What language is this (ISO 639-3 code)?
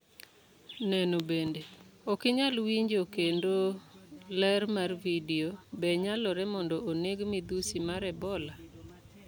luo